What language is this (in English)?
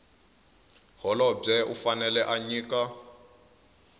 Tsonga